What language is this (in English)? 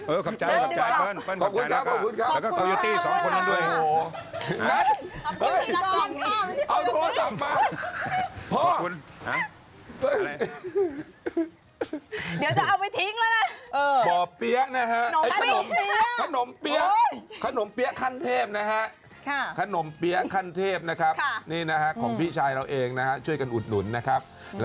Thai